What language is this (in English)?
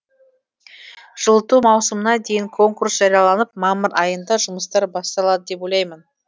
Kazakh